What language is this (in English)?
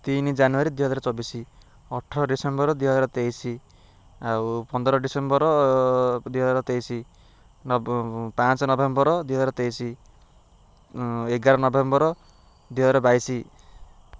Odia